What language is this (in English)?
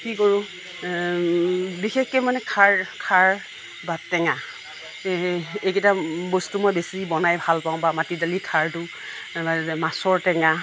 Assamese